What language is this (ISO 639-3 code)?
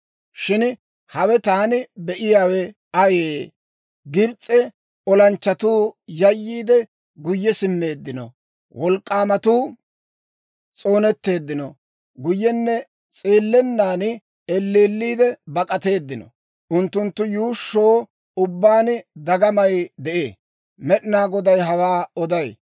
dwr